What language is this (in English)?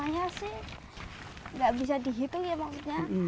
Indonesian